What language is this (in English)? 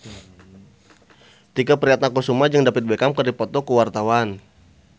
Sundanese